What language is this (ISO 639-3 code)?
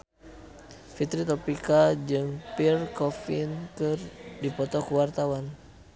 sun